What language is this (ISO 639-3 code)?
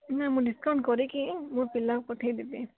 ori